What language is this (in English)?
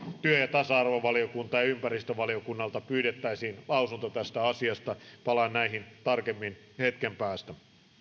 Finnish